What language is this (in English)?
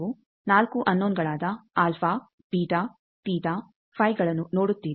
Kannada